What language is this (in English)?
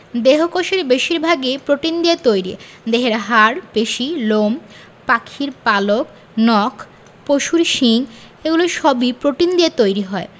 Bangla